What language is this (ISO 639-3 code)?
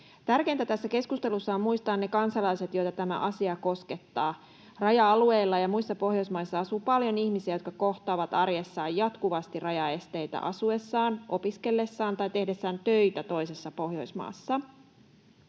fin